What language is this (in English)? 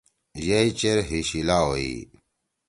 Torwali